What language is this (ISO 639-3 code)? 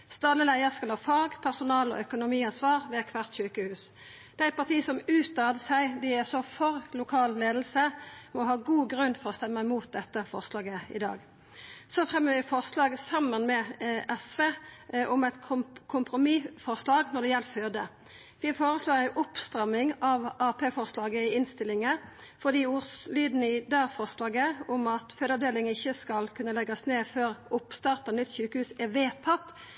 nno